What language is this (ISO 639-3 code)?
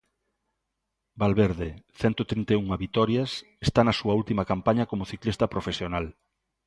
glg